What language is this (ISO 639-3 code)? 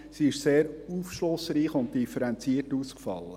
gsw